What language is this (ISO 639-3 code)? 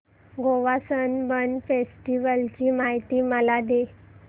mar